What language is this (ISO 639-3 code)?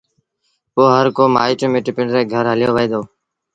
sbn